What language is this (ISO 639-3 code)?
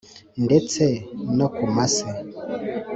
kin